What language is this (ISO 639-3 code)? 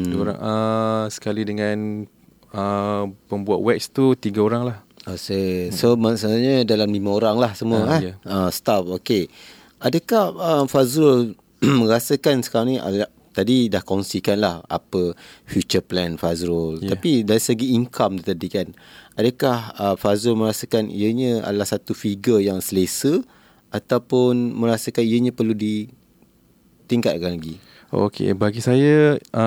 msa